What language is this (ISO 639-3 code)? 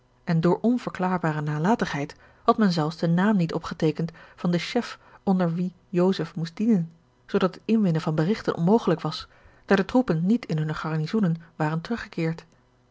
nld